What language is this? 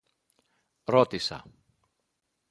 Greek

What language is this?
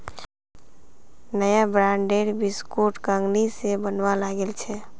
Magahi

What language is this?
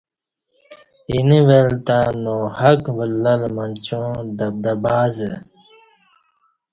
Kati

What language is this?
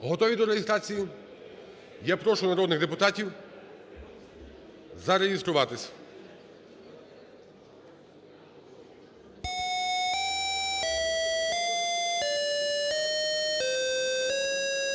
Ukrainian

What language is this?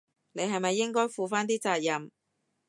Cantonese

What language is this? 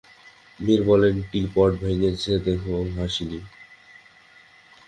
Bangla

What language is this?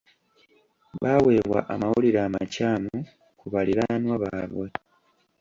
Ganda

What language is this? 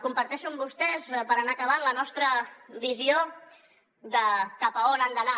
Catalan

